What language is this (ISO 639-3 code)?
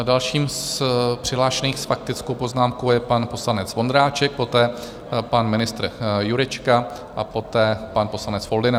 ces